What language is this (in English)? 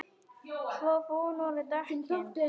Icelandic